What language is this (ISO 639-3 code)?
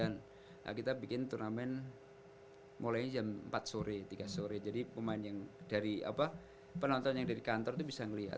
ind